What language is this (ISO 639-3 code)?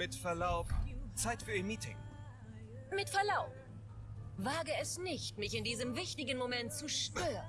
deu